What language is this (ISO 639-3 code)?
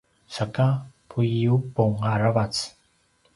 pwn